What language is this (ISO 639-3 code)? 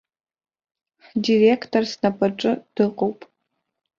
abk